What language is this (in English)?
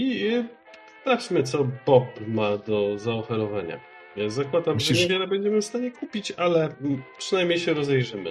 Polish